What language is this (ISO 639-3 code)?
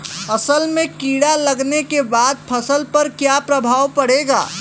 bho